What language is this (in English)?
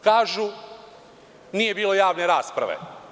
Serbian